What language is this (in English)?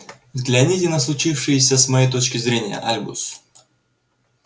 Russian